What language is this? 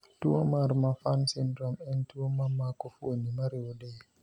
Luo (Kenya and Tanzania)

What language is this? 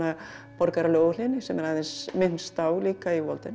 Icelandic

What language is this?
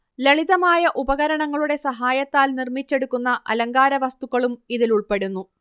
Malayalam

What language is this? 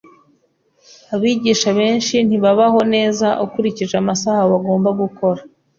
Kinyarwanda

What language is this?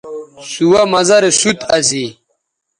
Bateri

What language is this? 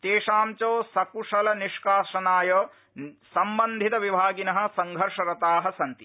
Sanskrit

